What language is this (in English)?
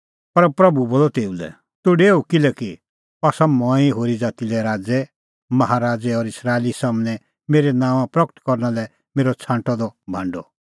Kullu Pahari